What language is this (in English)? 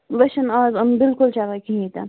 Kashmiri